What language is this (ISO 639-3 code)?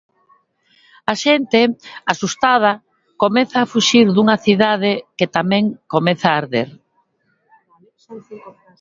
glg